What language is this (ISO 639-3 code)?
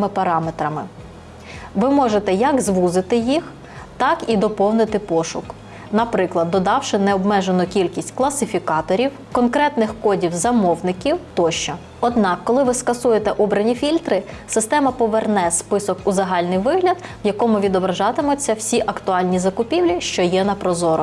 ukr